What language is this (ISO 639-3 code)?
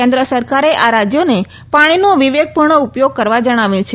guj